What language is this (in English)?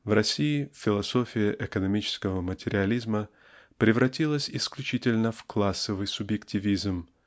Russian